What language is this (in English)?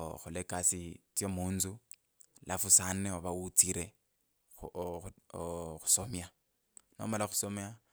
Kabras